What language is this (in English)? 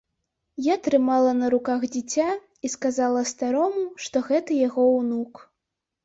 Belarusian